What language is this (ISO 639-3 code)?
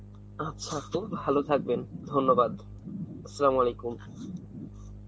ben